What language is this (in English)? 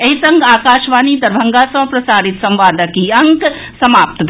Maithili